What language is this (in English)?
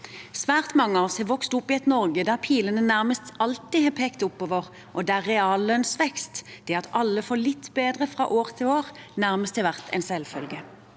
Norwegian